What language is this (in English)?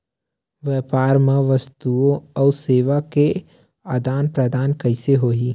Chhattisgarhi